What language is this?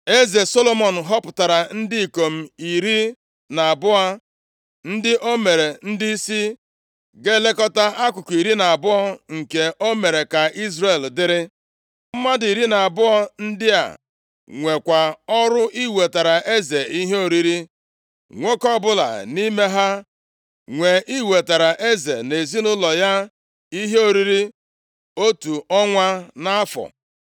Igbo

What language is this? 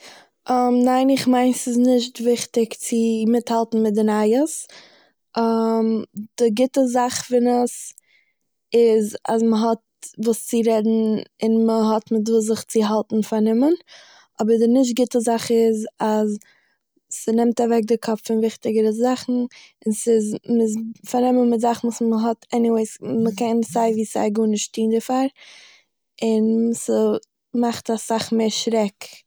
Yiddish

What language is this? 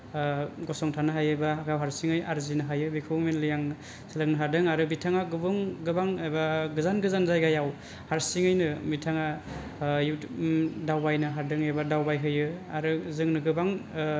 Bodo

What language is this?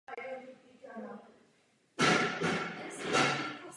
Czech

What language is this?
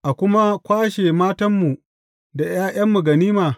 Hausa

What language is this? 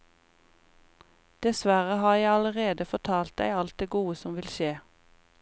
Norwegian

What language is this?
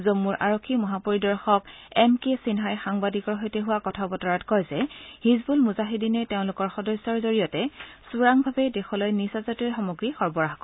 Assamese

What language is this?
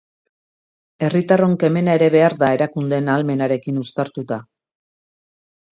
Basque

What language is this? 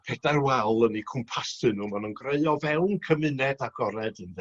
Welsh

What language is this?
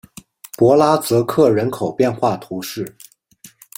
Chinese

